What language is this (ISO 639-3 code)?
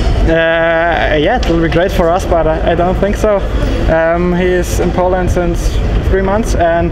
pol